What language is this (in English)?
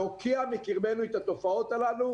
Hebrew